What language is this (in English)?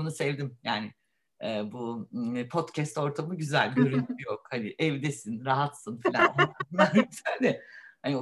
Turkish